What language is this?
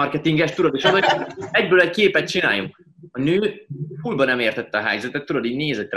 Hungarian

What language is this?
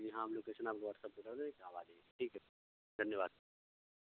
Urdu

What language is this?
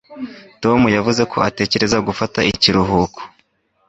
Kinyarwanda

